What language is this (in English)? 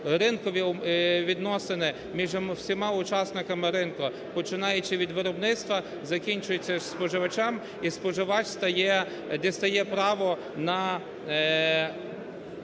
Ukrainian